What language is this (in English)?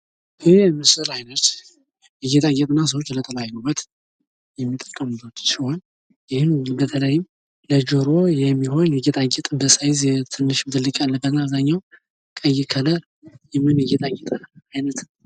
Amharic